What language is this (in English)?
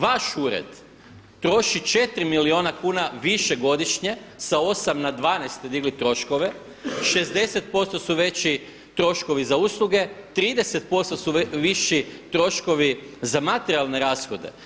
Croatian